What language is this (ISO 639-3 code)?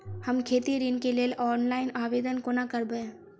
mai